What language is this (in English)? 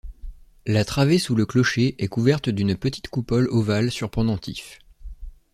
French